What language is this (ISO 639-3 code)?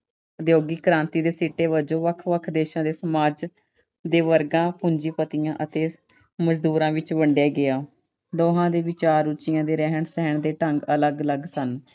pan